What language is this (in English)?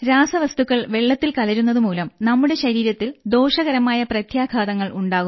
Malayalam